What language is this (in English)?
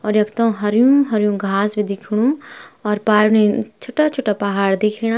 Garhwali